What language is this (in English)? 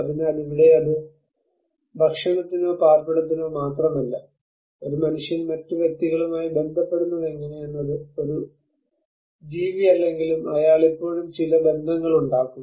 Malayalam